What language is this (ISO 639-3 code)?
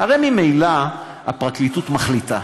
heb